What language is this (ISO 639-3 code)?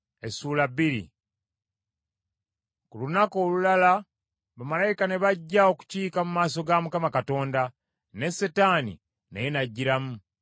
lug